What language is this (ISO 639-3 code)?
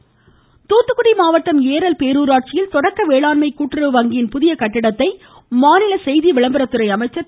tam